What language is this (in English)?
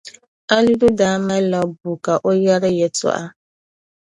Dagbani